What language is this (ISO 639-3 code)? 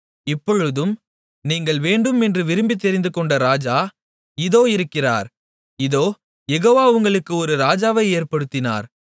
tam